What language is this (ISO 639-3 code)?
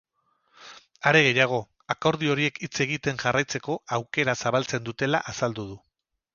eus